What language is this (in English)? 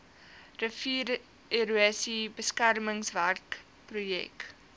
Afrikaans